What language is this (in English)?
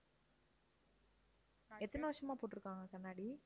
Tamil